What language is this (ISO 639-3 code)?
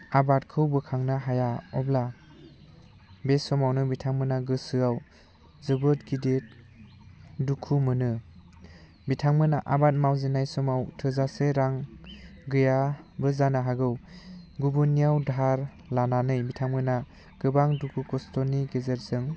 brx